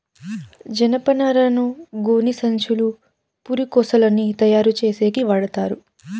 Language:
Telugu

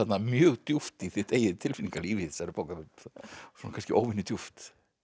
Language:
Icelandic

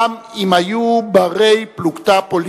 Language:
Hebrew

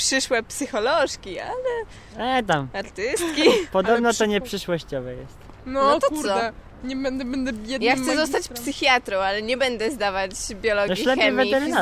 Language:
Polish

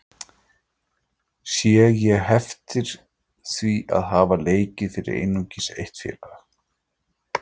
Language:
Icelandic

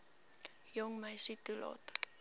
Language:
Afrikaans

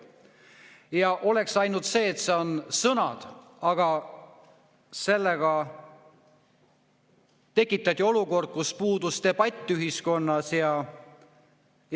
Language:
Estonian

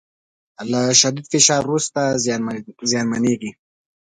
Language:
Pashto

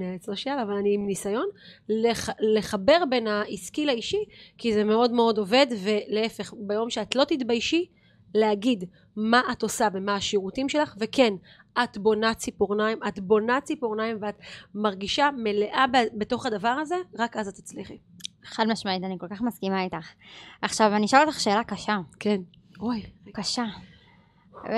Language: Hebrew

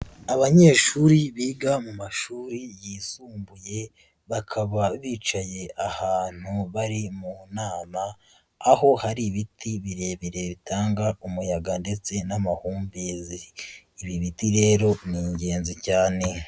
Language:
Kinyarwanda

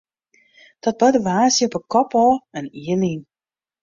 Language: Western Frisian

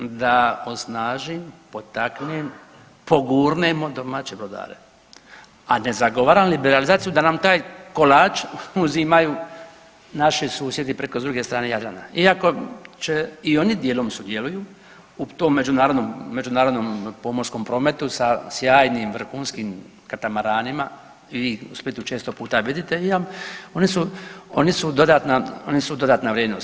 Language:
Croatian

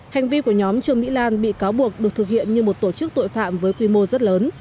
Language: Vietnamese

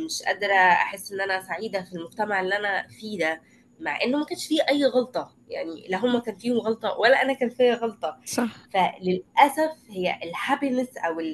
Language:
Arabic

